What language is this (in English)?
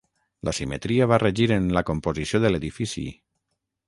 Catalan